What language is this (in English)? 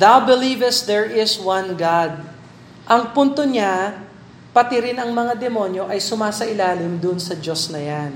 Filipino